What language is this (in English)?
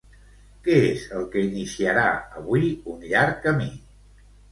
Catalan